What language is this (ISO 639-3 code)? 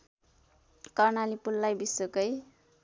nep